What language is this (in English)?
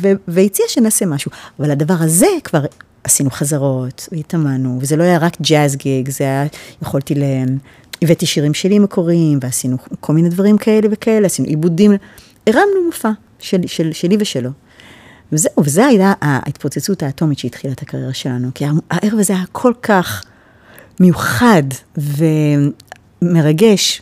Hebrew